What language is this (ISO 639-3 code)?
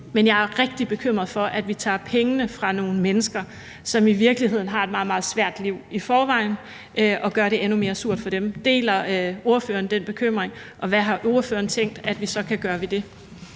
dan